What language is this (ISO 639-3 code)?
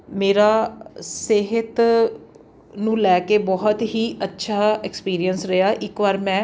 pan